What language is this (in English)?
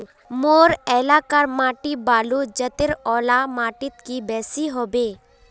Magahi